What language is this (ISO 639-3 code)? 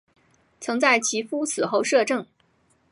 zho